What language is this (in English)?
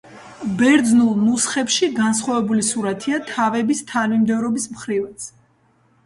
Georgian